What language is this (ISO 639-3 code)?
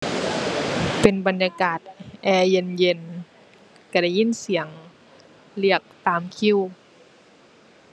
tha